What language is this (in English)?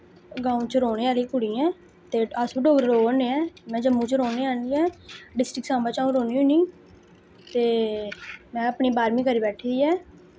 Dogri